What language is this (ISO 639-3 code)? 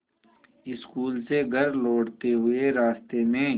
hin